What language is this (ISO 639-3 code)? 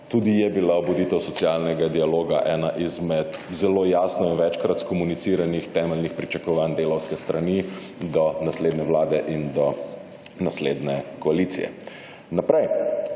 slv